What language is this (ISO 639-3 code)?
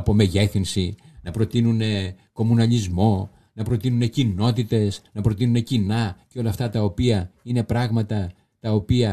ell